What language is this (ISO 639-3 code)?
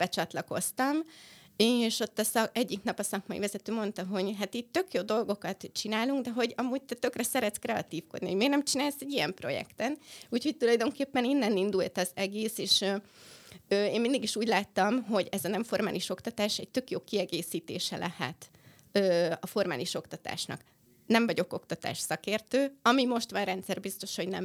hun